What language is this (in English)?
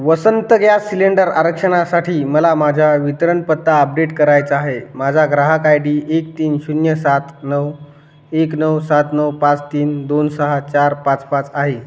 Marathi